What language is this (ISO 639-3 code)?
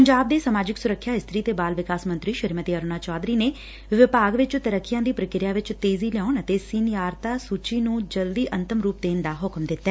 pan